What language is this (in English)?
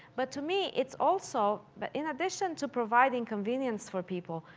English